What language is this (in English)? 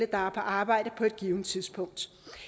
Danish